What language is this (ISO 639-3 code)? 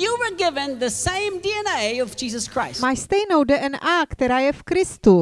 ces